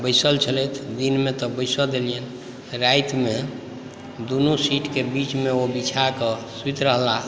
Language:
Maithili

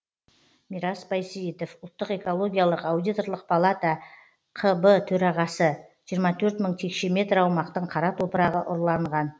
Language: Kazakh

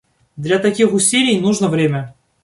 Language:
Russian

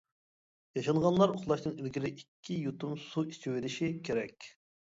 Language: Uyghur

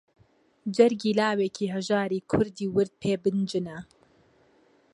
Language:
Central Kurdish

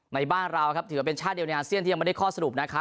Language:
Thai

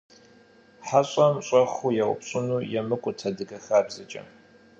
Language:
Kabardian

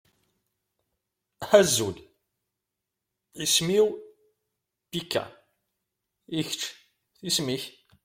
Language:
Kabyle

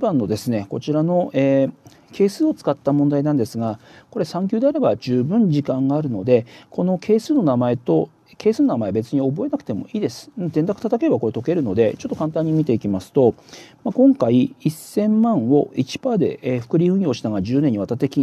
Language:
Japanese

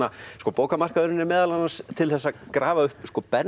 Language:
Icelandic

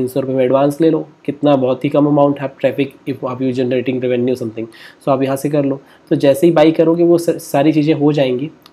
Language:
Hindi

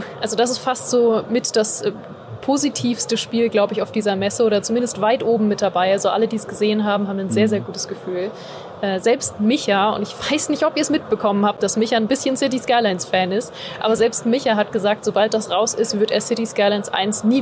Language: German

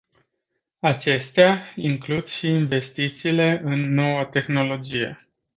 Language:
Romanian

